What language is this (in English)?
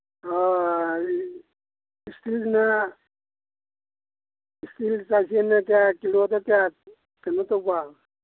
Manipuri